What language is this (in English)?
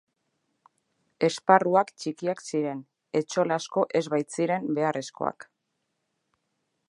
Basque